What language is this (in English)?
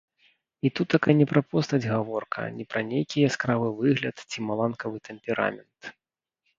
Belarusian